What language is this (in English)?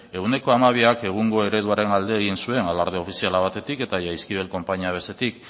Basque